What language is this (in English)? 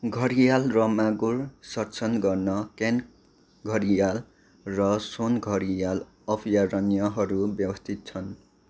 Nepali